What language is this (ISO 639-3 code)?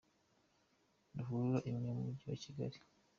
kin